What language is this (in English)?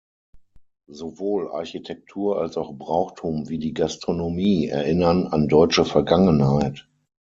German